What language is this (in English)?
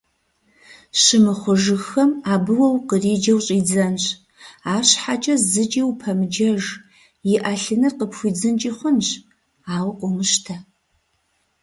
Kabardian